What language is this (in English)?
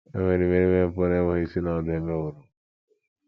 Igbo